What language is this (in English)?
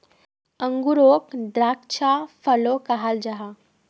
Magahi